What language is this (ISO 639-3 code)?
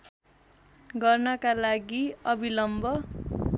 nep